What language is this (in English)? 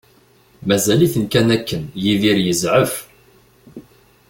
Kabyle